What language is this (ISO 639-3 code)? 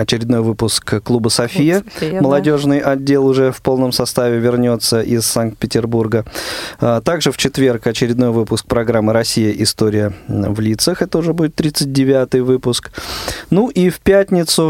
rus